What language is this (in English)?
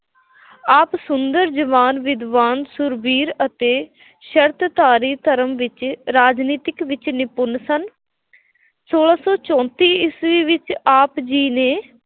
Punjabi